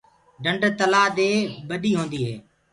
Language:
Gurgula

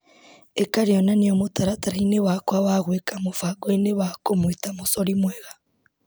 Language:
Kikuyu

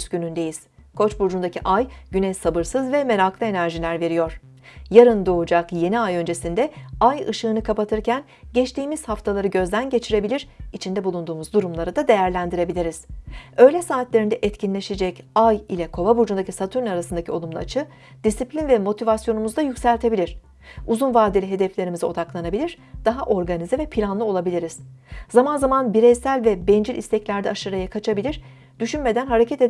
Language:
Turkish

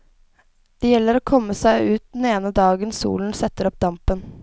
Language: Norwegian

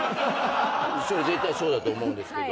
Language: Japanese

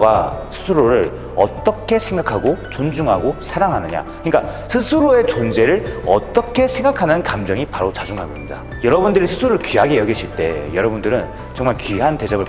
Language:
Korean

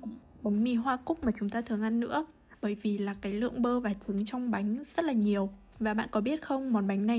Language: Vietnamese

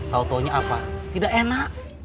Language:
Indonesian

